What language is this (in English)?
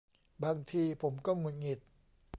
Thai